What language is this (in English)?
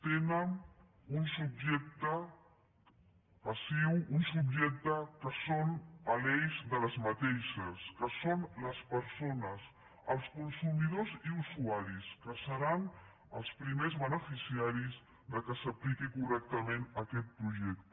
Catalan